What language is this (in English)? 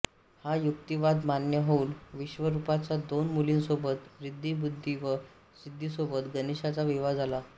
Marathi